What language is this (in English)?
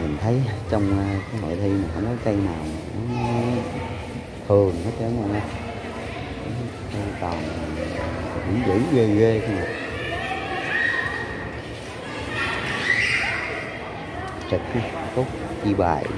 Vietnamese